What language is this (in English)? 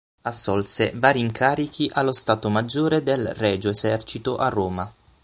Italian